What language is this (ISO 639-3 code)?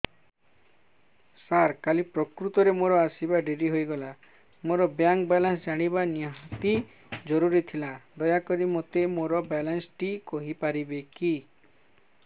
ori